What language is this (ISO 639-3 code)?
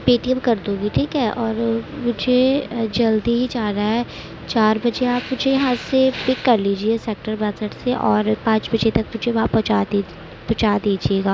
urd